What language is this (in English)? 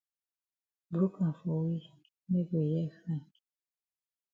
Cameroon Pidgin